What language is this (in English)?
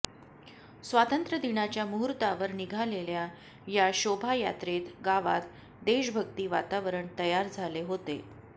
Marathi